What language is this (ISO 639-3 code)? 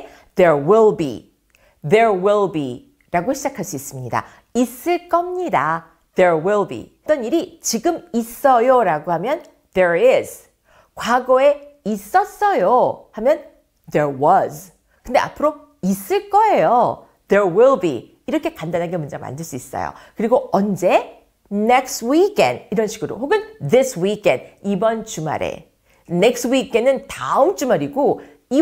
kor